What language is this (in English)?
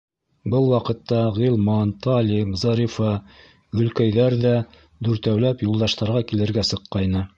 Bashkir